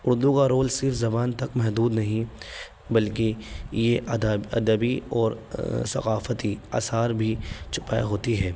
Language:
Urdu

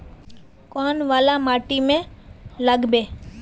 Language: Magahi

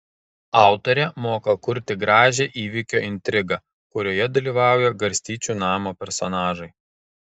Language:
Lithuanian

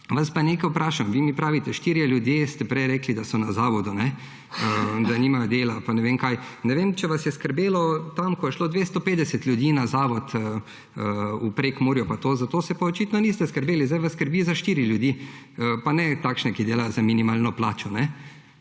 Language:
Slovenian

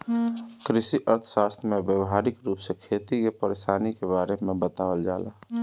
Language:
Bhojpuri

